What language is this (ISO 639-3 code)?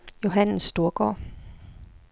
dan